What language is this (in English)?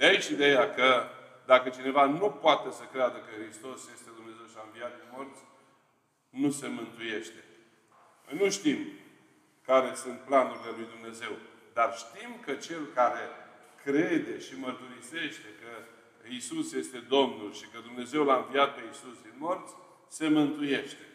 Romanian